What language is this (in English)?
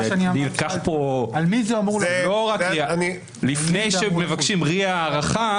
Hebrew